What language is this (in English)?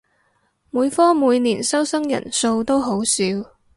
Cantonese